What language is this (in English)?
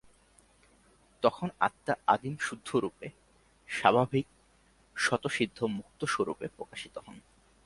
Bangla